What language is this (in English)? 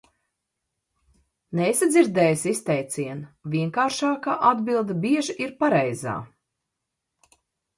Latvian